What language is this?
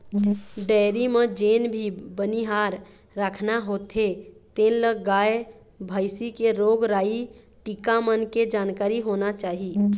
Chhattisgarhi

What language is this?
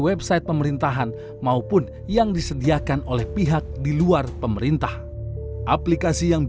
Indonesian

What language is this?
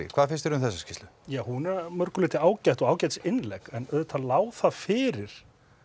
Icelandic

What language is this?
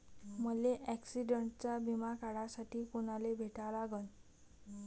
Marathi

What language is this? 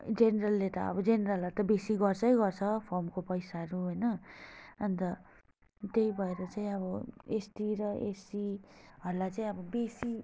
Nepali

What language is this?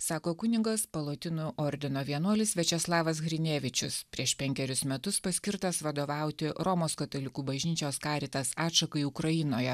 Lithuanian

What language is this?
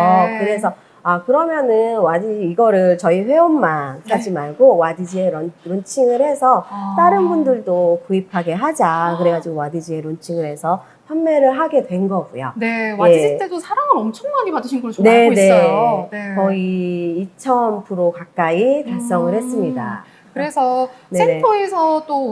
Korean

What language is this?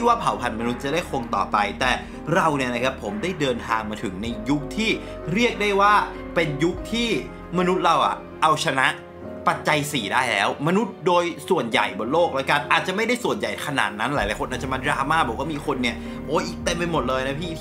Thai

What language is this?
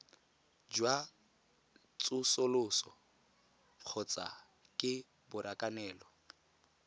Tswana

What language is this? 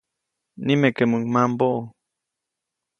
Copainalá Zoque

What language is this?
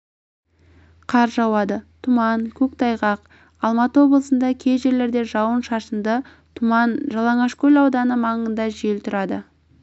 Kazakh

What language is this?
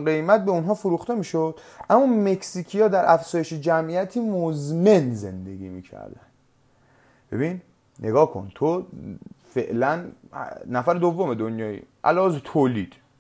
Persian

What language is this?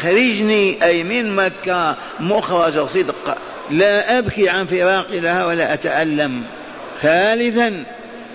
Arabic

